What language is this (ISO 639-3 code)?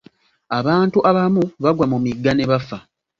lug